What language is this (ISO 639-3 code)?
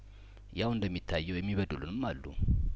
amh